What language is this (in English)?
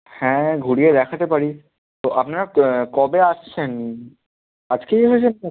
Bangla